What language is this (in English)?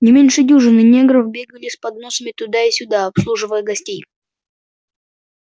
Russian